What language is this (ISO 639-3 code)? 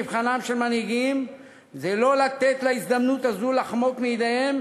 heb